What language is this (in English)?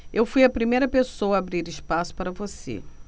Portuguese